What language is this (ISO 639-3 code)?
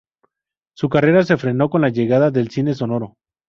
spa